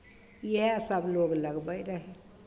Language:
Maithili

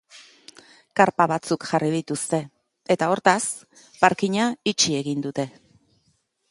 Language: Basque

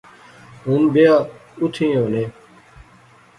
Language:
Pahari-Potwari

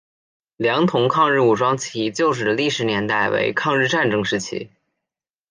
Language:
Chinese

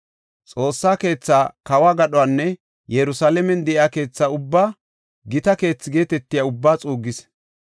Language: Gofa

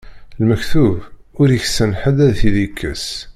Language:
Kabyle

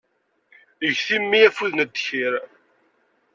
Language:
Kabyle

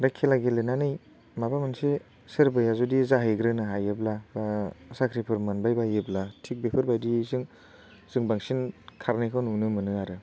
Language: Bodo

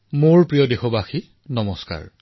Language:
Assamese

